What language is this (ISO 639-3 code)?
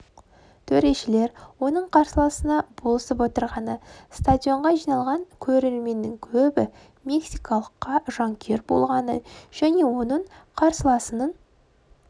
kaz